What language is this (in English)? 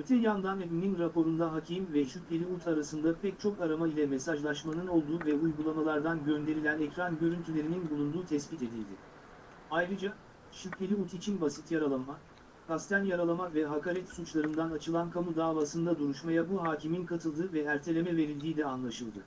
Turkish